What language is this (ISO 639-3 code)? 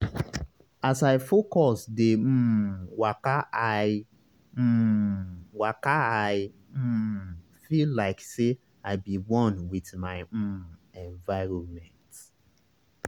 pcm